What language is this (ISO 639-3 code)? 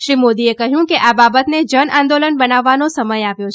guj